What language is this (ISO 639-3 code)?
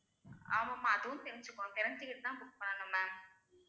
tam